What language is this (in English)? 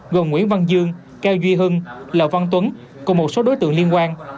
Vietnamese